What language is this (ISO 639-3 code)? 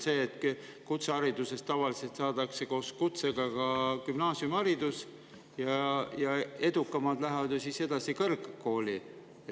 est